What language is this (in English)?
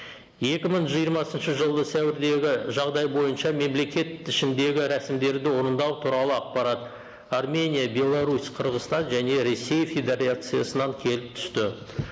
Kazakh